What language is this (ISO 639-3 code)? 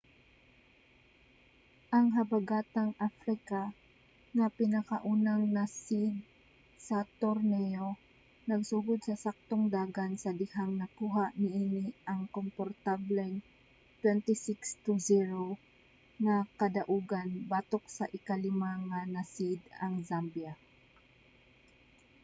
ceb